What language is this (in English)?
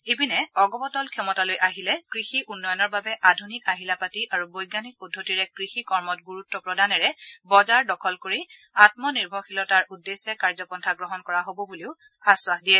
Assamese